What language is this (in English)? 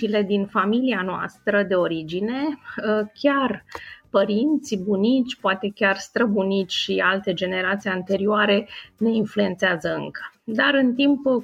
Romanian